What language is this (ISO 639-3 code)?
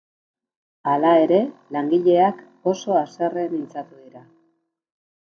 eus